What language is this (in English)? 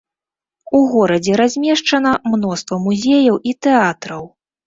Belarusian